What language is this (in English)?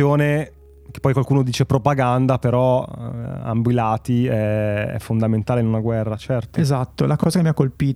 Italian